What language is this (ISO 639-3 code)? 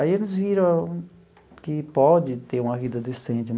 por